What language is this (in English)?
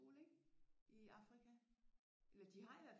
Danish